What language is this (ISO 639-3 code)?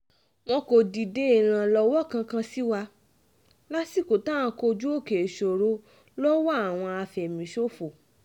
yor